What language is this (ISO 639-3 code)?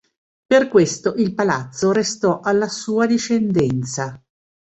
ita